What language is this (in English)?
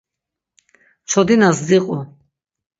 Laz